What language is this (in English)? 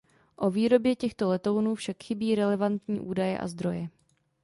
Czech